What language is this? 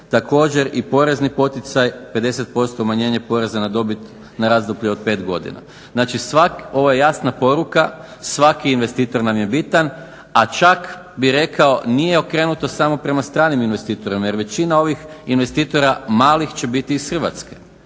Croatian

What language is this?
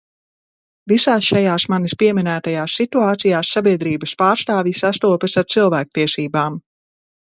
Latvian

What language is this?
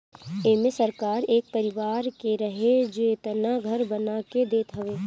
Bhojpuri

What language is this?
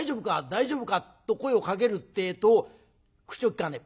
Japanese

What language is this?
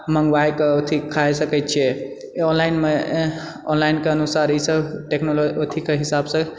Maithili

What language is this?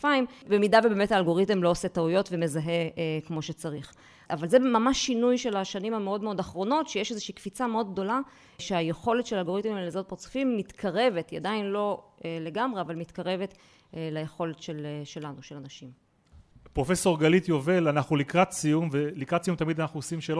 Hebrew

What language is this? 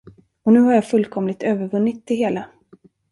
Swedish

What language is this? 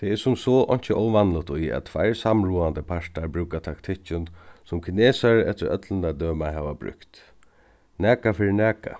Faroese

